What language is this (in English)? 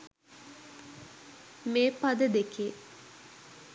Sinhala